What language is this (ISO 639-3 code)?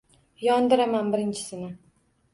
uzb